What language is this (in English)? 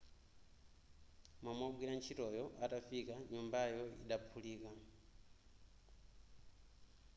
Nyanja